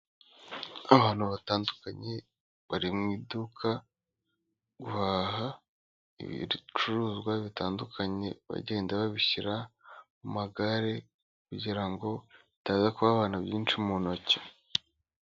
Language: Kinyarwanda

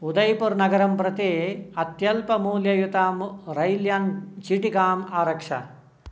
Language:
Sanskrit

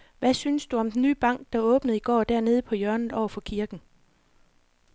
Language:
Danish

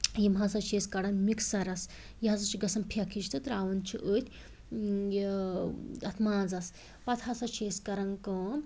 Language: Kashmiri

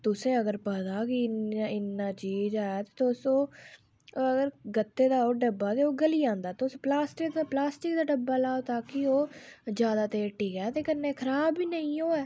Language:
Dogri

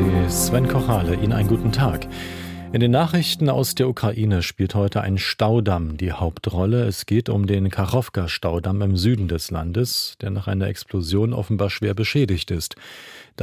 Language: German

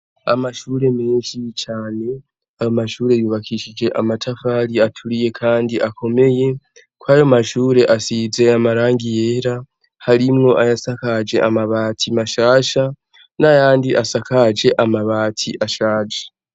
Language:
Rundi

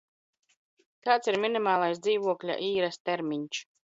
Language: Latvian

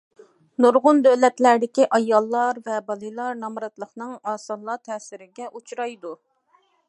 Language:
Uyghur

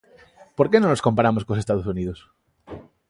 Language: Galician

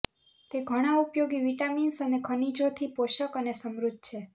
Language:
Gujarati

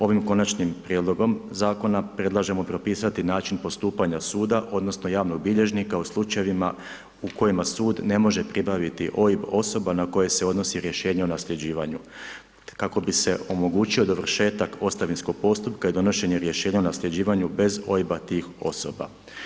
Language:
Croatian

